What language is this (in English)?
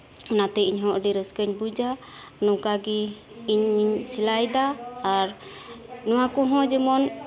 Santali